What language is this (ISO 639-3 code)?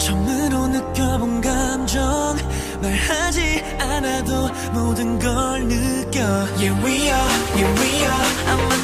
kor